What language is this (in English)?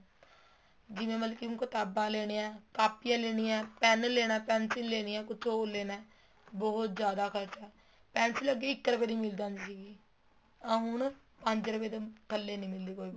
Punjabi